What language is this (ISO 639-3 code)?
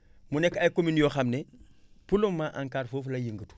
wol